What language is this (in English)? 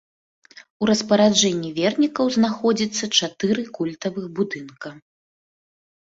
Belarusian